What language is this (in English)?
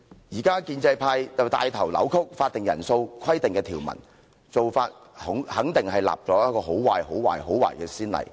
Cantonese